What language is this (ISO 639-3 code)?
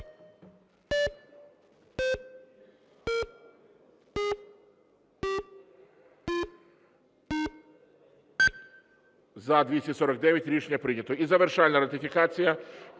ukr